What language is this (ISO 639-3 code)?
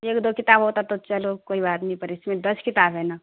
urd